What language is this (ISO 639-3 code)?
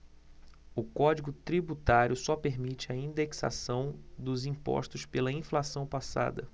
por